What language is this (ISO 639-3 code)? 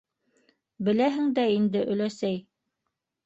bak